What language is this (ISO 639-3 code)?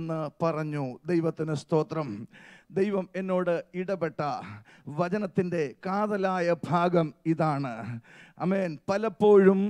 ara